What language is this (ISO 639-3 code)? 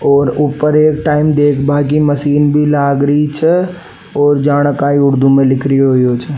raj